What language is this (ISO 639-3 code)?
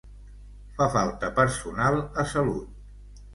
cat